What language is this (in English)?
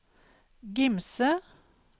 Norwegian